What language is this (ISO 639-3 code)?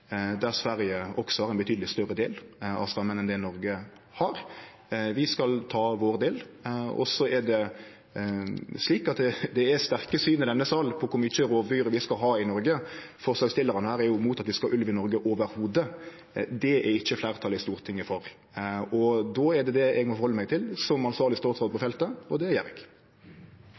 nno